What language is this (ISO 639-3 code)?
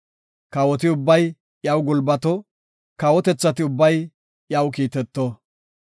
gof